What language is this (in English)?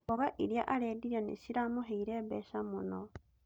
Kikuyu